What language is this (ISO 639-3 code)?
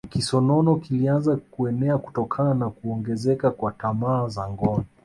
swa